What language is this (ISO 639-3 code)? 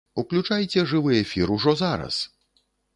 bel